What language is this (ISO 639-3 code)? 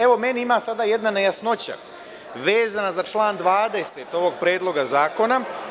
srp